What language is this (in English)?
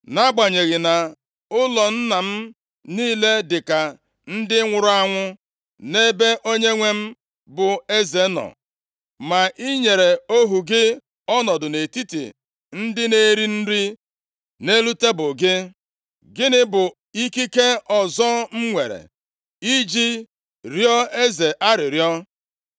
Igbo